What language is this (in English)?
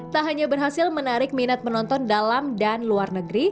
Indonesian